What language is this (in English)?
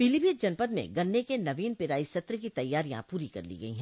Hindi